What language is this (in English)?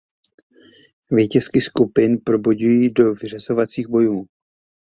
Czech